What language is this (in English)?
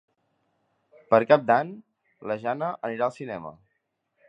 Catalan